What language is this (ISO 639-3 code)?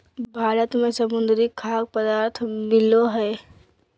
mag